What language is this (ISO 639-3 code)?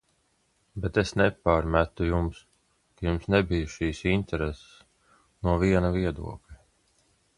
lav